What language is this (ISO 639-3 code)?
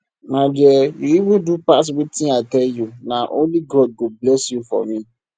pcm